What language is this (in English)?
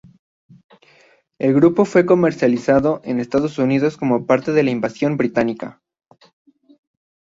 Spanish